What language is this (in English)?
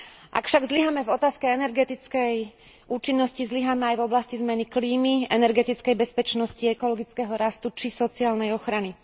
Slovak